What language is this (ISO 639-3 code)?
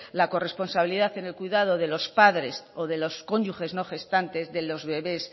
spa